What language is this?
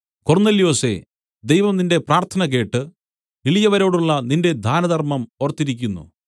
Malayalam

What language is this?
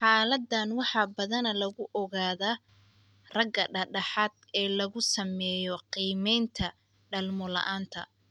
Somali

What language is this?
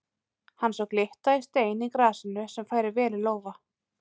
Icelandic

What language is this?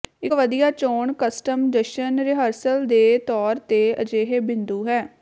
Punjabi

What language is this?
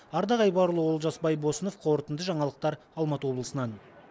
Kazakh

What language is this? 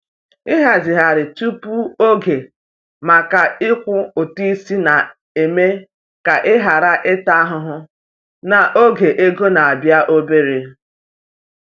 Igbo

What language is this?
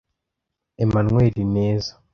Kinyarwanda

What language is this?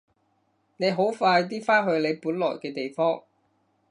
Cantonese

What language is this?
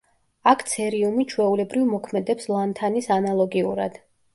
Georgian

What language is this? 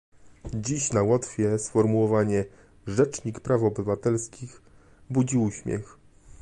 Polish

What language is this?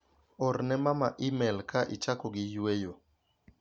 Luo (Kenya and Tanzania)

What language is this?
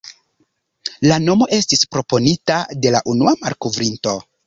Esperanto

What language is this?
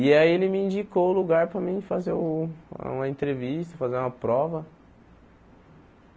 Portuguese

